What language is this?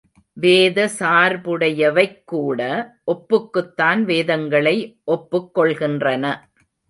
Tamil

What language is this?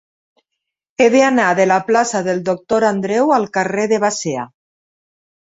Catalan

